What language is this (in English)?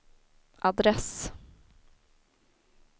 Swedish